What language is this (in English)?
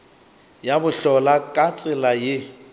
Northern Sotho